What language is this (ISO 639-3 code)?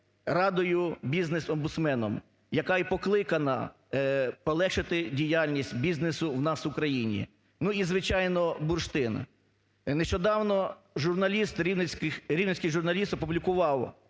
ukr